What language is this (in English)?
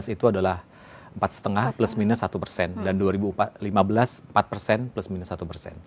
Indonesian